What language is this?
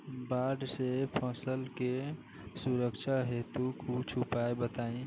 Bhojpuri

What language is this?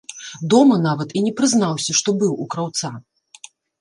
Belarusian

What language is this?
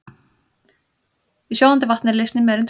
Icelandic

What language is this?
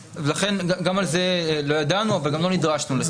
Hebrew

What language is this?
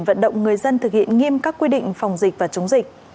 Vietnamese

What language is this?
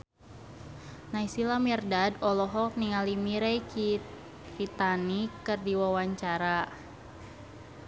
Sundanese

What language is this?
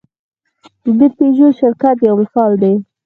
Pashto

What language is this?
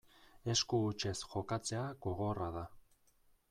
Basque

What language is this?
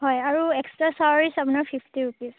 Assamese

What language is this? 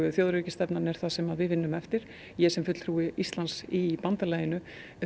Icelandic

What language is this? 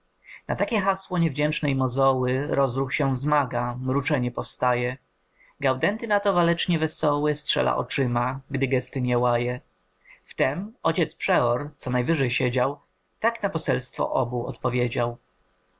Polish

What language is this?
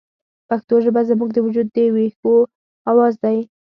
Pashto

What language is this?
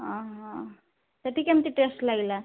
Odia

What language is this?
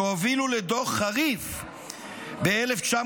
Hebrew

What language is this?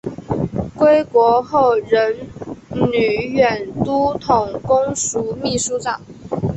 Chinese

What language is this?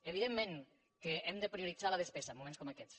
Catalan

